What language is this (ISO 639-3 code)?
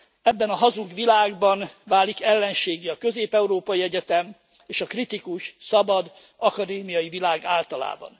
hun